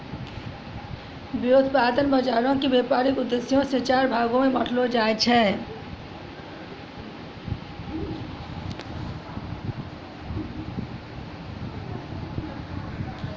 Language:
Maithili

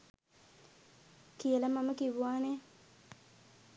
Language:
Sinhala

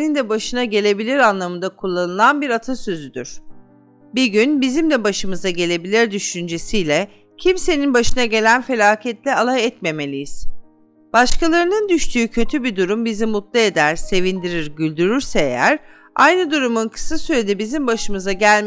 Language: Turkish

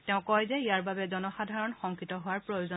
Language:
Assamese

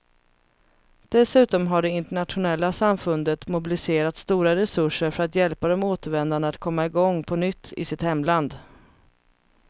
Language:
Swedish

